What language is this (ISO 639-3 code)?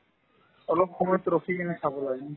asm